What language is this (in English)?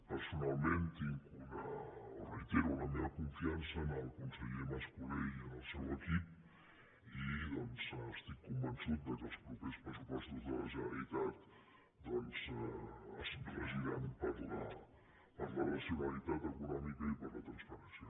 Catalan